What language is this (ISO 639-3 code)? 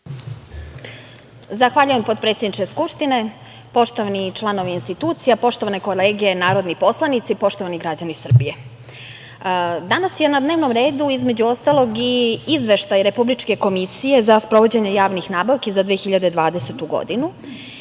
srp